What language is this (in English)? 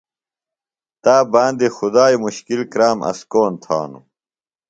Phalura